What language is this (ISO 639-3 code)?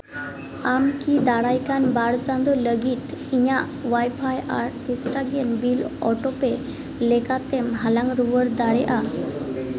sat